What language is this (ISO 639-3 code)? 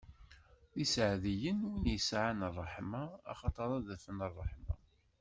kab